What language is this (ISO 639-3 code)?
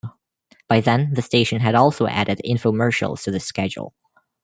eng